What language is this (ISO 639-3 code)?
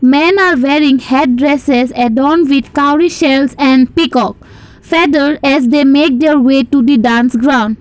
eng